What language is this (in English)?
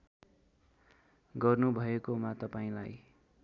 Nepali